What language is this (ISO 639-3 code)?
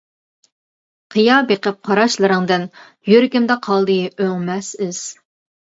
uig